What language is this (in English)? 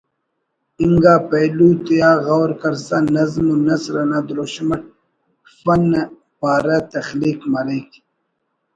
Brahui